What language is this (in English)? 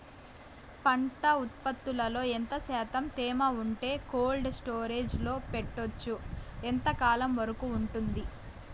Telugu